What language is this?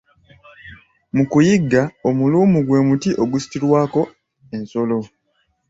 Ganda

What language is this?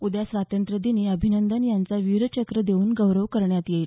Marathi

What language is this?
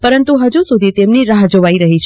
Gujarati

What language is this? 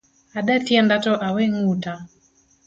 Luo (Kenya and Tanzania)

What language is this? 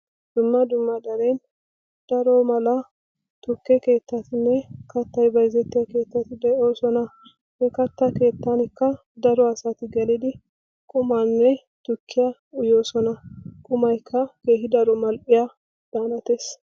Wolaytta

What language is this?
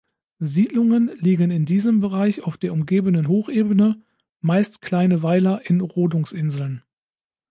German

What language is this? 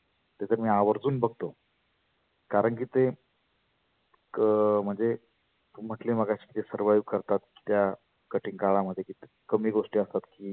Marathi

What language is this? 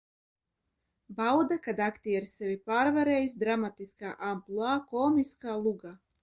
Latvian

